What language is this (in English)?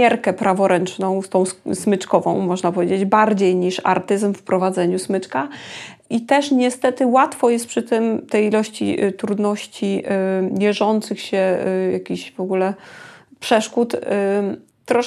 Polish